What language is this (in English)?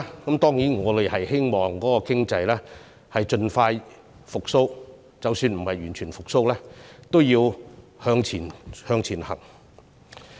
Cantonese